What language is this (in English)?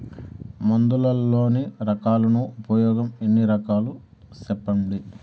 Telugu